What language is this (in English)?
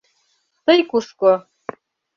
Mari